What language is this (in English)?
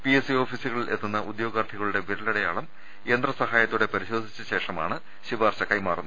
Malayalam